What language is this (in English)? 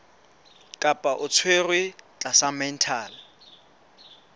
Southern Sotho